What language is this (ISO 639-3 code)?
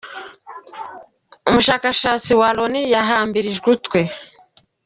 kin